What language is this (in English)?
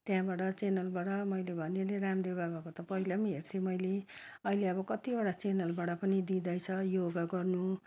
Nepali